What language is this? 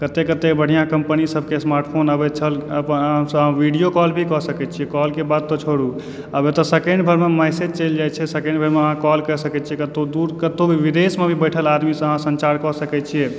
Maithili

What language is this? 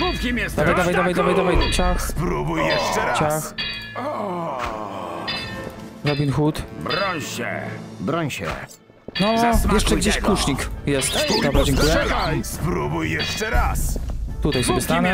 Polish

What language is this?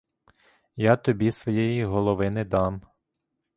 Ukrainian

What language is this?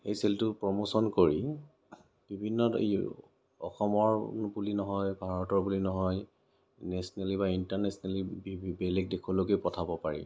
Assamese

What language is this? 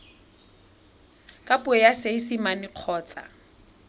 Tswana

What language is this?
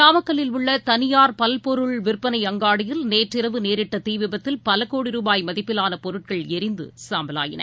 Tamil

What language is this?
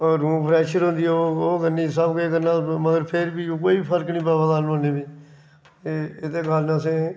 Dogri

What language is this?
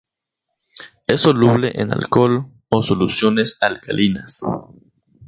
Spanish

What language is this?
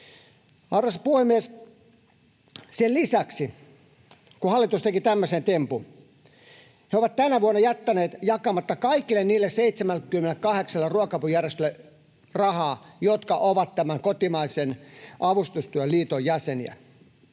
Finnish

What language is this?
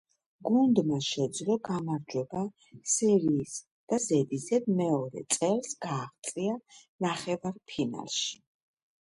Georgian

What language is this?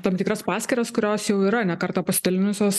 Lithuanian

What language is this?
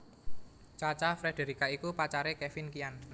Javanese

